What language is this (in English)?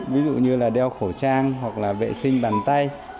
Vietnamese